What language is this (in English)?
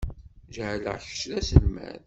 Kabyle